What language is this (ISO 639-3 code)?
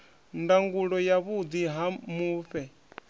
ven